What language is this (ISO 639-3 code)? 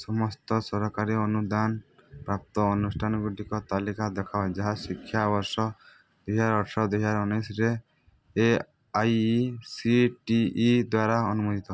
ori